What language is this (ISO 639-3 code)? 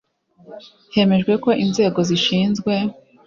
kin